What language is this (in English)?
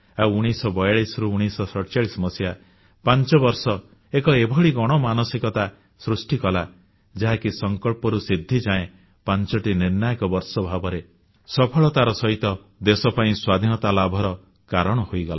Odia